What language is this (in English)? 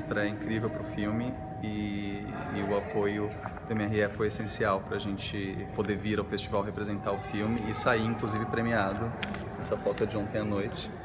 Portuguese